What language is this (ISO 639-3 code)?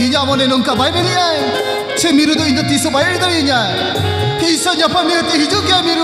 ara